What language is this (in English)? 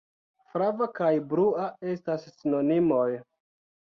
Esperanto